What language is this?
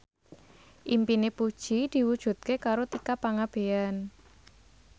Javanese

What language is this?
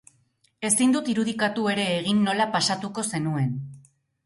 Basque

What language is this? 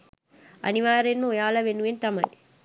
Sinhala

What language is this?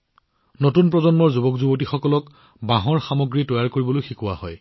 Assamese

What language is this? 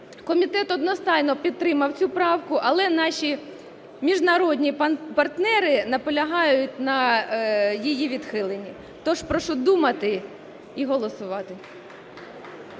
Ukrainian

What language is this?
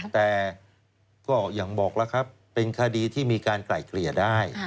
Thai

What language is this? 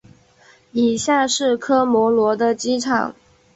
Chinese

